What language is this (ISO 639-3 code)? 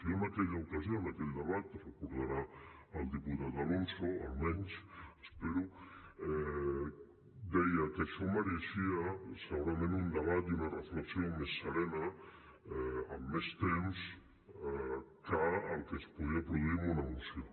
cat